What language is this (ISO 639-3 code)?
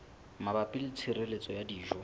sot